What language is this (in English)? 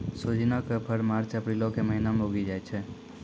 Maithili